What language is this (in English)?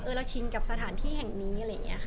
Thai